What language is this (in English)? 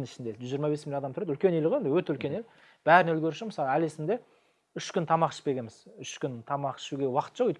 Turkish